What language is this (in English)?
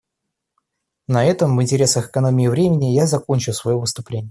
Russian